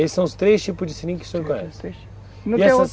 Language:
Portuguese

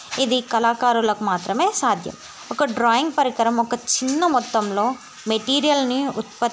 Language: Telugu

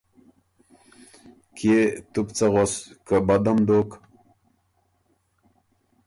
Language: Ormuri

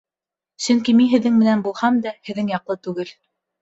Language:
Bashkir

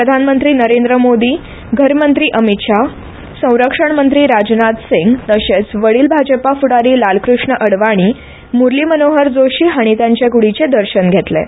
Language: Konkani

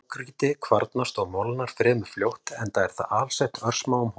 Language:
Icelandic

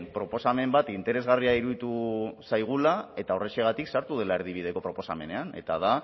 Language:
Basque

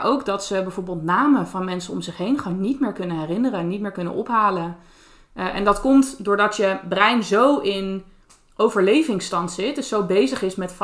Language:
Dutch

